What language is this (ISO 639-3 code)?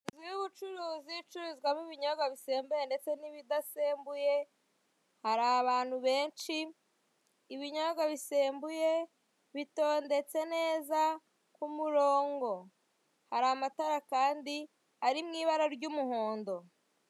kin